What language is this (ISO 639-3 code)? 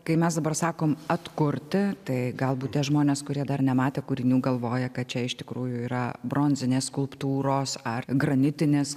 lit